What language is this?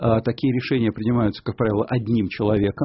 Russian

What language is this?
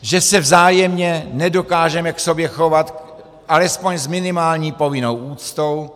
Czech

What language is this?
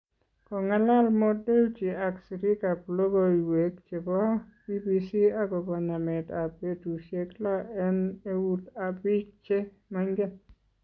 Kalenjin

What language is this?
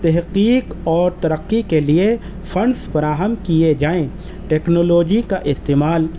Urdu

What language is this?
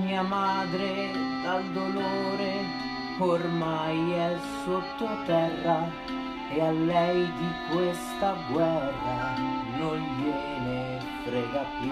Italian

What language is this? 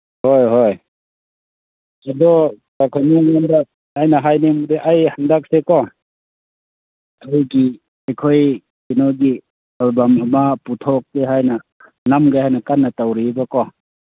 Manipuri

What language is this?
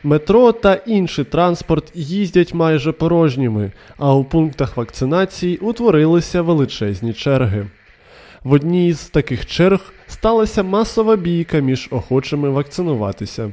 Ukrainian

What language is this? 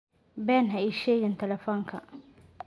Somali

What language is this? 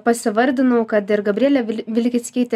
Lithuanian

